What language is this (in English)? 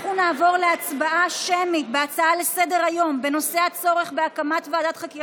Hebrew